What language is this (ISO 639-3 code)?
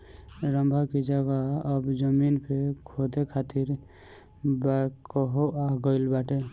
bho